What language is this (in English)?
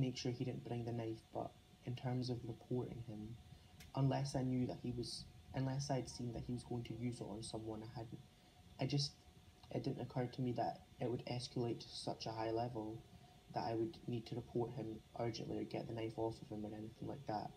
English